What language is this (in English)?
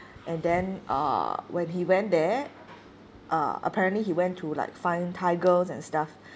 English